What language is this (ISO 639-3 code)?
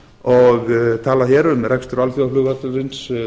isl